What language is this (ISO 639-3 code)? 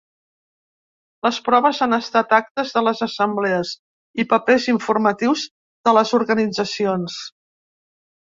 cat